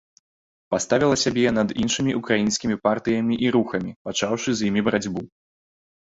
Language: Belarusian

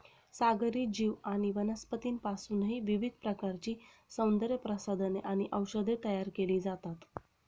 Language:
Marathi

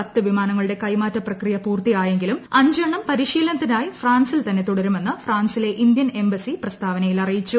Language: Malayalam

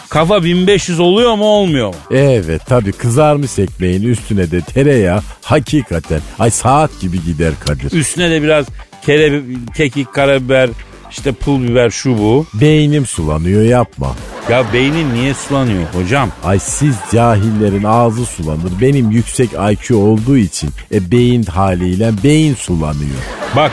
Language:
Turkish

